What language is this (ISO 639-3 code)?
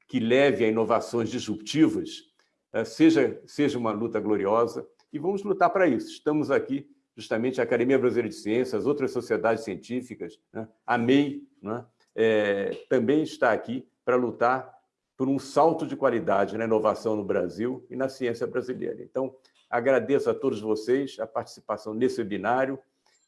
por